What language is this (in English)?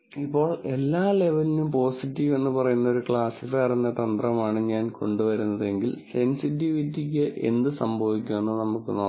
Malayalam